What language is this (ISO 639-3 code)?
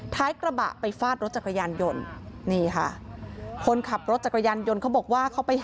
tha